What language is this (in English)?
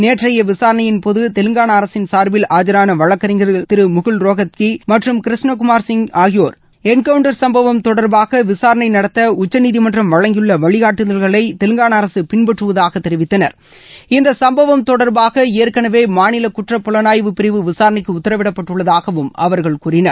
Tamil